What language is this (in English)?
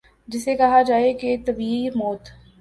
Urdu